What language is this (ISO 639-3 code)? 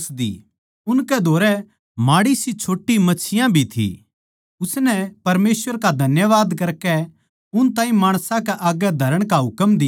bgc